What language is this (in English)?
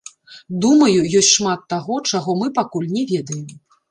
Belarusian